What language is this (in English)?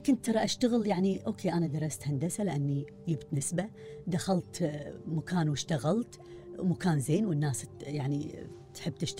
Arabic